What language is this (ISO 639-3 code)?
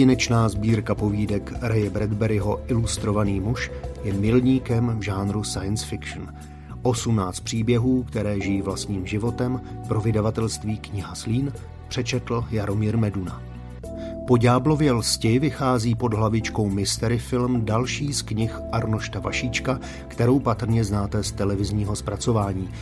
ces